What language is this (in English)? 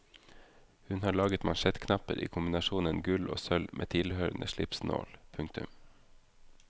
Norwegian